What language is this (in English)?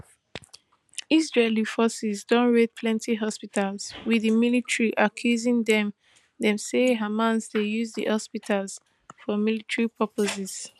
Nigerian Pidgin